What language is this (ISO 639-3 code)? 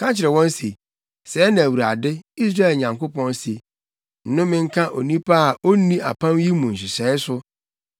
aka